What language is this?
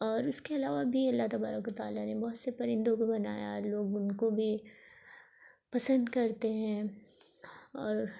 Urdu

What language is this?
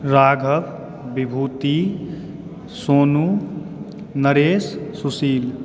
Maithili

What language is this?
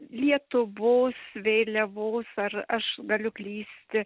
Lithuanian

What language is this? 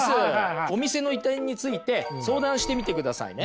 Japanese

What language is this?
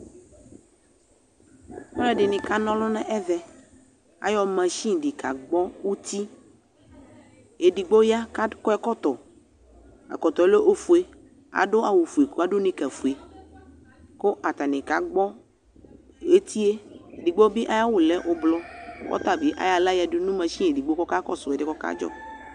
Ikposo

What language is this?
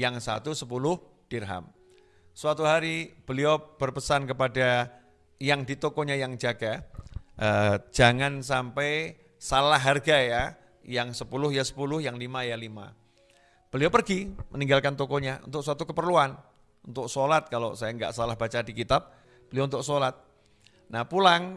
Indonesian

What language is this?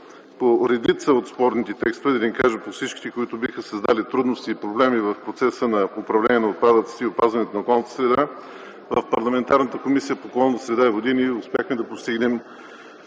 Bulgarian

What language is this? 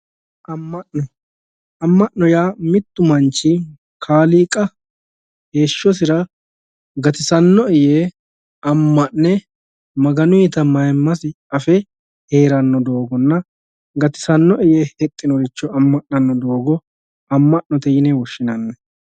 Sidamo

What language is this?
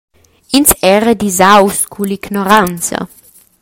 Romansh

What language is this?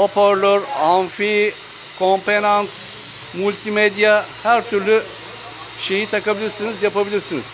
Turkish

